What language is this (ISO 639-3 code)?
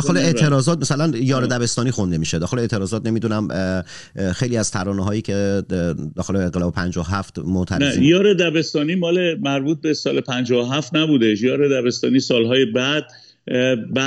fas